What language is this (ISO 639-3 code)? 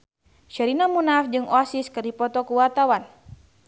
sun